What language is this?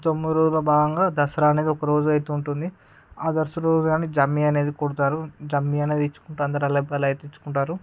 Telugu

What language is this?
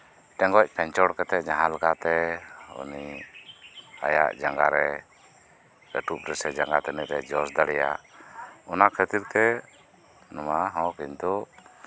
Santali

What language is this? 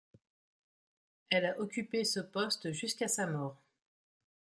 French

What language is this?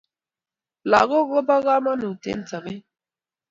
Kalenjin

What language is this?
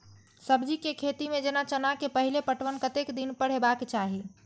Maithili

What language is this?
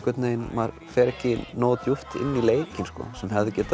Icelandic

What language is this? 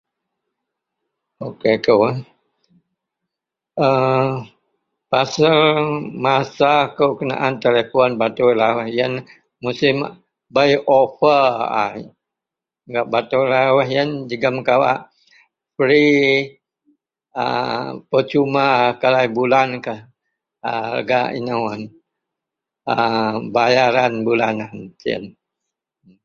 Central Melanau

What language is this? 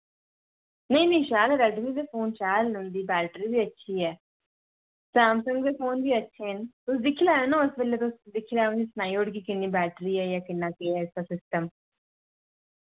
Dogri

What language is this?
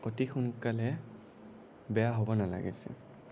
Assamese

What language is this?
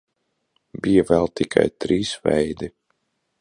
Latvian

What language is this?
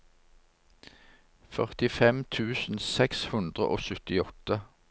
Norwegian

